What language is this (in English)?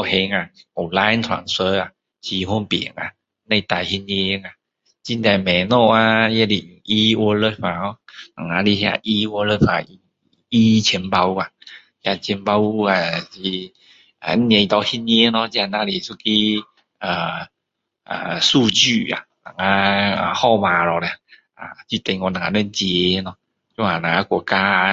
Min Dong Chinese